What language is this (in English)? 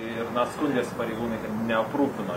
Lithuanian